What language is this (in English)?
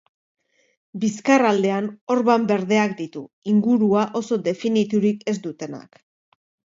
Basque